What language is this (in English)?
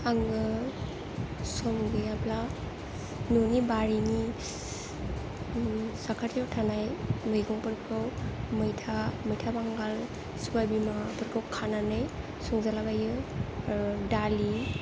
Bodo